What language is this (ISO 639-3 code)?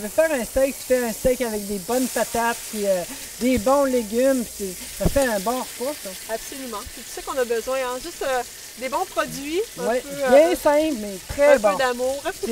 fra